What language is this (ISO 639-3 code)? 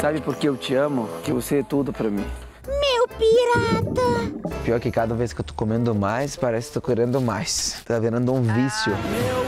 por